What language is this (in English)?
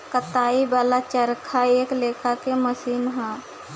Bhojpuri